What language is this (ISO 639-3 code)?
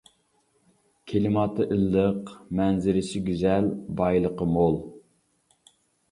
uig